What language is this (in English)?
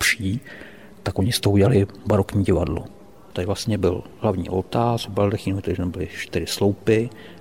Czech